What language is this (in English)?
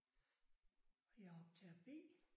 Danish